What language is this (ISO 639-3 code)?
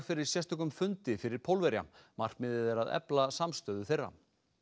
isl